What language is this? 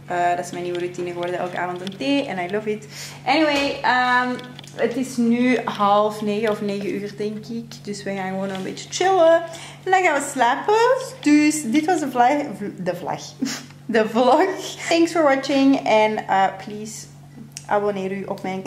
Dutch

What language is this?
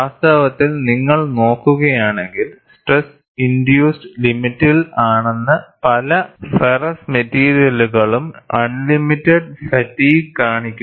Malayalam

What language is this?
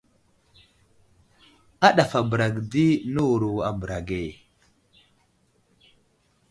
Wuzlam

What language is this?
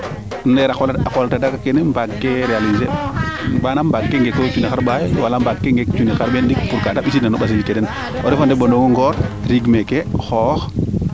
Serer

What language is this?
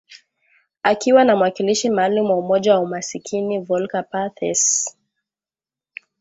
Swahili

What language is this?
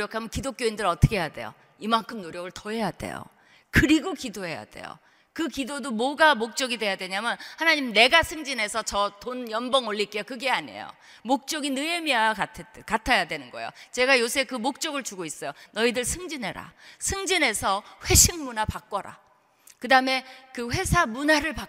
Korean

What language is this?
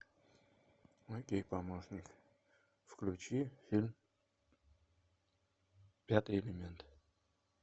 Russian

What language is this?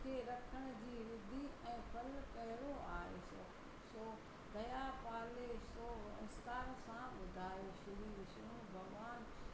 Sindhi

